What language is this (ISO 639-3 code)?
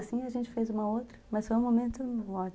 por